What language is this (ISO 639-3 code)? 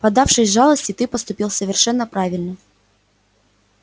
rus